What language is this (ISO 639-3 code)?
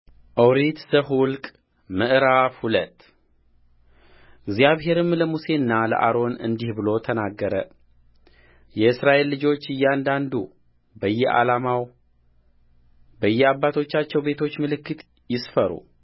amh